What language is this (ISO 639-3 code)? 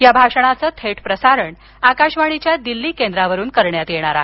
mar